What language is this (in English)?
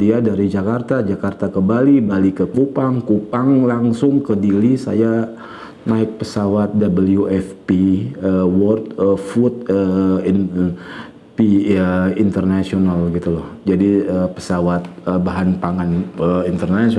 Indonesian